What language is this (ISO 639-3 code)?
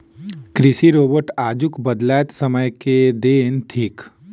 mai